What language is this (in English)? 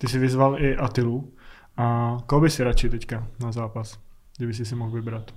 Czech